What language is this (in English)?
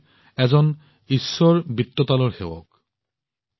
Assamese